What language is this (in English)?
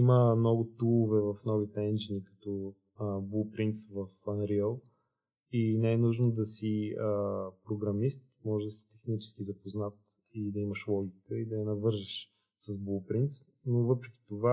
Bulgarian